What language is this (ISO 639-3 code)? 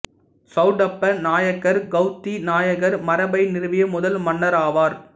tam